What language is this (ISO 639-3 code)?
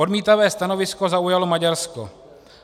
ces